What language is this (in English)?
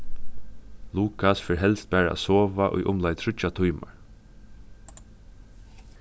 Faroese